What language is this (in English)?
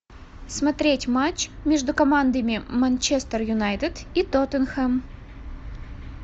Russian